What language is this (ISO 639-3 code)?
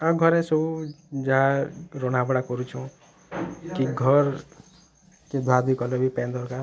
ori